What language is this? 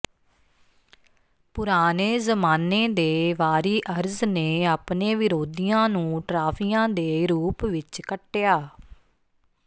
Punjabi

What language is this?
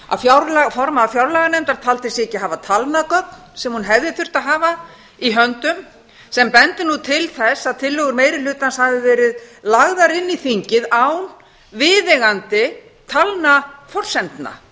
Icelandic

